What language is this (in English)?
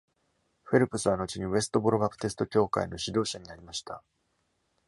Japanese